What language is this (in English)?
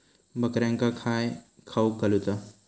Marathi